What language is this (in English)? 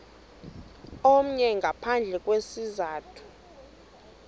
Xhosa